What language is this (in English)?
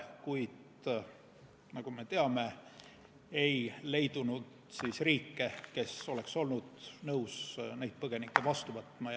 Estonian